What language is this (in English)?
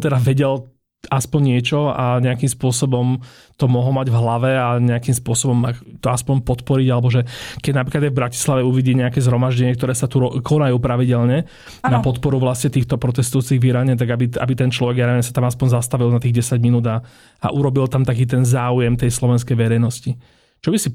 Slovak